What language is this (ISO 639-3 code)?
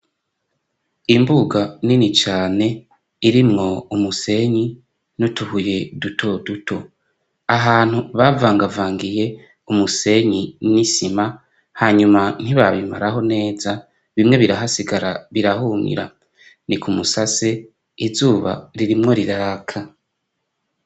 run